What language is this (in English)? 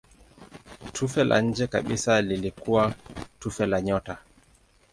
Swahili